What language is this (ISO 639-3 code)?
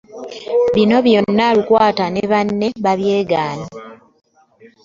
lug